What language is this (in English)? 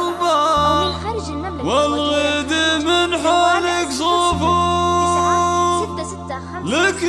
Arabic